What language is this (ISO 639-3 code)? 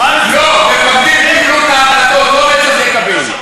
heb